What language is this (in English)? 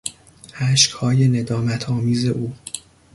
Persian